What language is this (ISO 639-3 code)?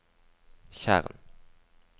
nor